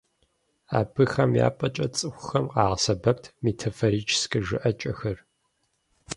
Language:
Kabardian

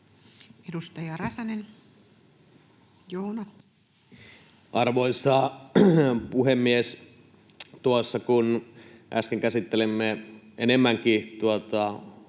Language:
Finnish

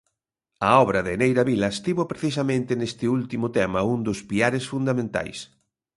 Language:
Galician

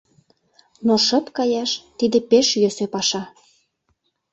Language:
Mari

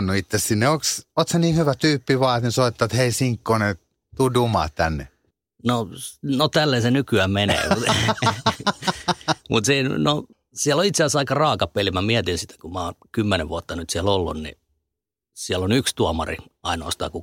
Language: Finnish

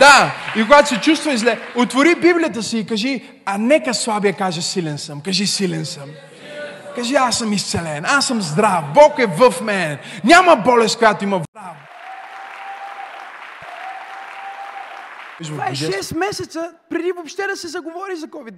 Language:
Bulgarian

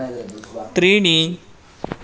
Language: Sanskrit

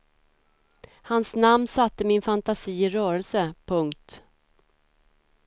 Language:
Swedish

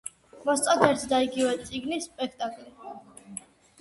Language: Georgian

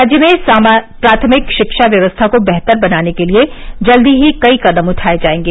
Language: Hindi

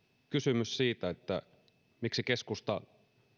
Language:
Finnish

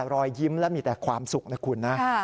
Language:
Thai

